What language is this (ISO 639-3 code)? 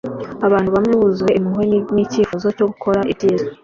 kin